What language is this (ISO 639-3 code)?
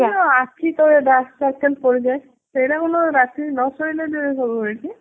ori